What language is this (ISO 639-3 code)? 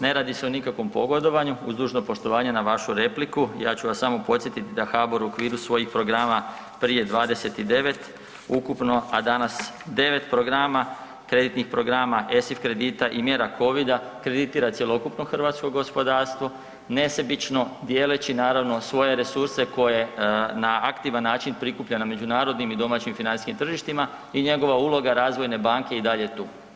hrv